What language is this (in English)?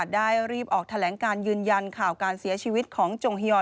Thai